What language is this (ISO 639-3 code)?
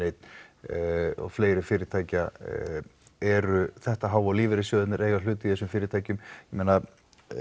isl